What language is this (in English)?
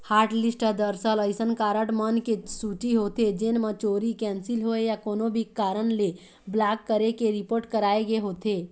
Chhattisgarhi